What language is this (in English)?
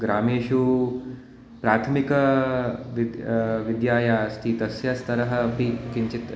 Sanskrit